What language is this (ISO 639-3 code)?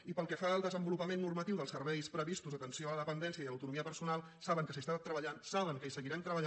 cat